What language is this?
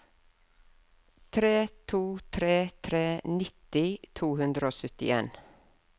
Norwegian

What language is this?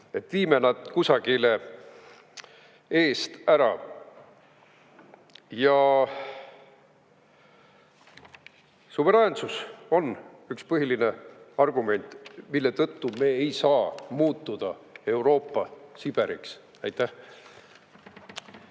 Estonian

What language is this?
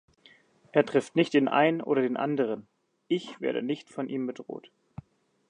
German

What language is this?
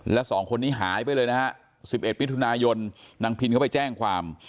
Thai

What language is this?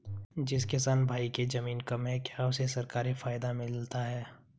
Hindi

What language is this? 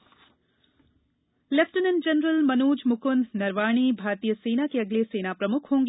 Hindi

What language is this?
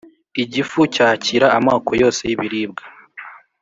Kinyarwanda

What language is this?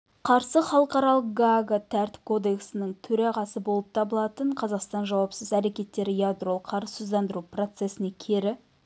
Kazakh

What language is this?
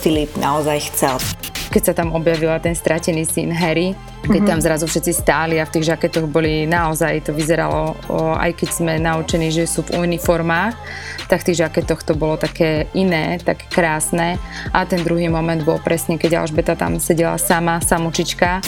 Slovak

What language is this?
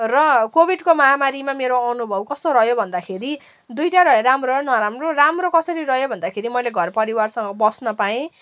Nepali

